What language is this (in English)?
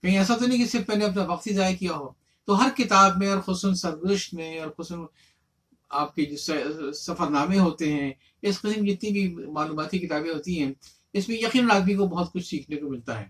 Urdu